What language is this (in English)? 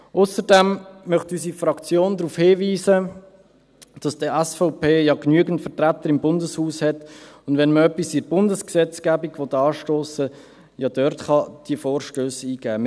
Swiss German